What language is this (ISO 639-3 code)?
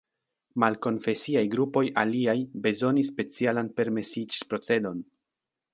epo